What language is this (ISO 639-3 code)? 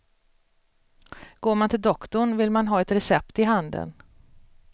swe